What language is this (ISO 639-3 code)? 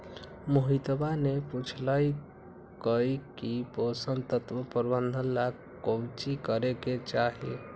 mag